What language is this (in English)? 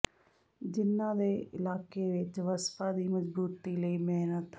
Punjabi